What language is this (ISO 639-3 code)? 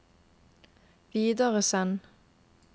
nor